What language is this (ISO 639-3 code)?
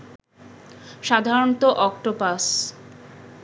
ben